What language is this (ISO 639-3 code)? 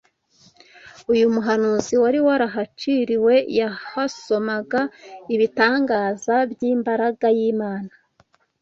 kin